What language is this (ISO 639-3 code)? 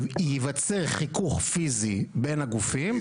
heb